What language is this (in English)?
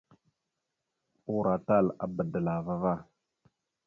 Mada (Cameroon)